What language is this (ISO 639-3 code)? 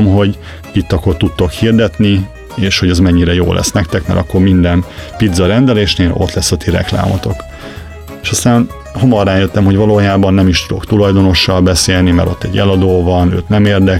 hun